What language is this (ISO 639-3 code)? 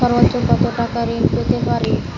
ben